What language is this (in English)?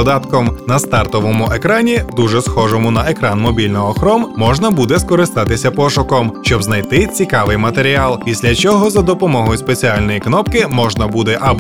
Ukrainian